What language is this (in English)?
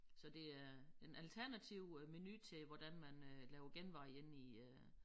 Danish